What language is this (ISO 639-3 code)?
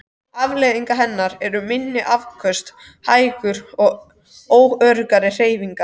isl